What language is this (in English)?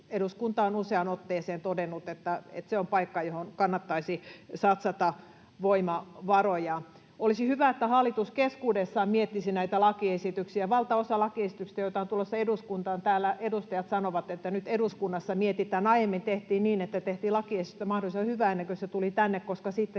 Finnish